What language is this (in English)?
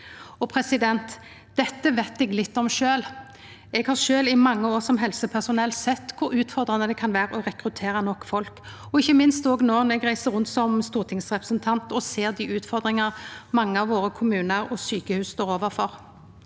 Norwegian